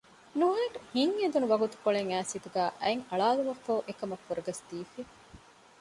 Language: Divehi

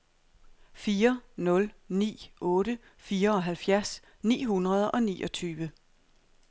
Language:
Danish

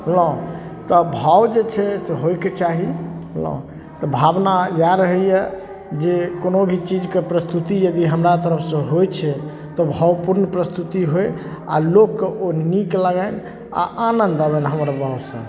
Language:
Maithili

